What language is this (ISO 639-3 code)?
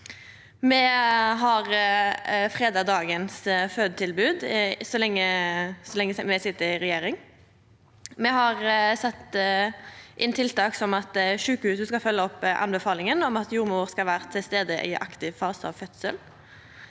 nor